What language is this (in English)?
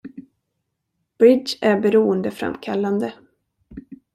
Swedish